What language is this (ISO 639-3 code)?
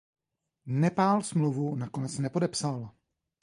ces